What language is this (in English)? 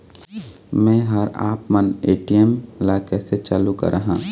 Chhattisgarhi